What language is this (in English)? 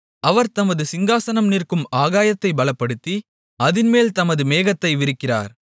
Tamil